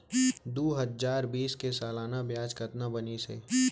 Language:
Chhattisgarhi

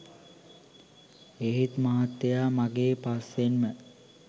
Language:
Sinhala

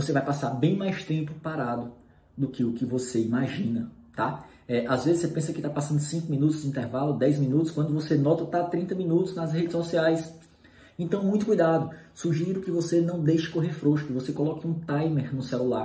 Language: Portuguese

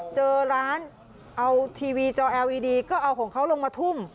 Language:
Thai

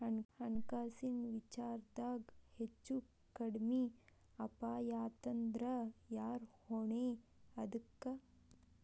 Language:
Kannada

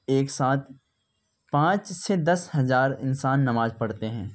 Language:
Urdu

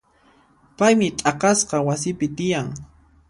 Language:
Puno Quechua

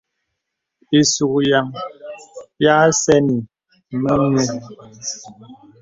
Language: Bebele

